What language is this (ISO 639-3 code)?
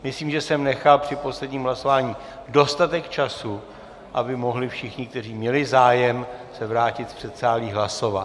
ces